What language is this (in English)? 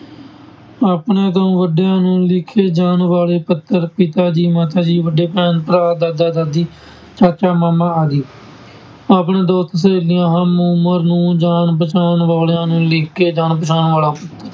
Punjabi